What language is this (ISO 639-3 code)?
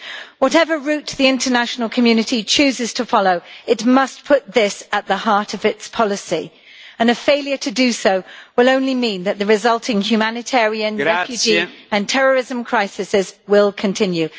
eng